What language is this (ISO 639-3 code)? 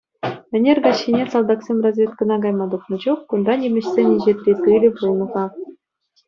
chv